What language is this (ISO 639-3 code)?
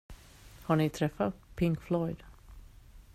swe